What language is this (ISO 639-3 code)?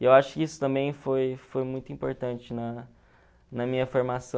por